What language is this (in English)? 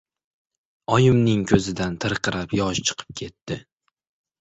Uzbek